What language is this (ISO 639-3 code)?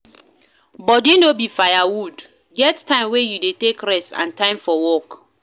pcm